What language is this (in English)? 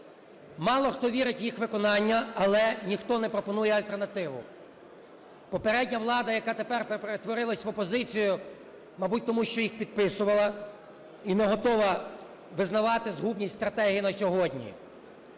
Ukrainian